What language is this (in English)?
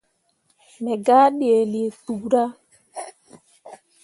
Mundang